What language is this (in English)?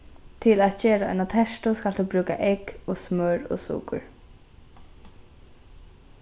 Faroese